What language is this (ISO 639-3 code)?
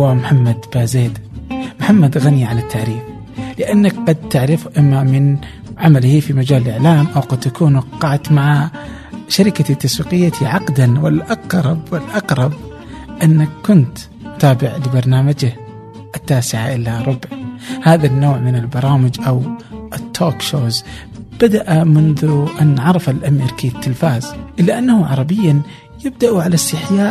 ara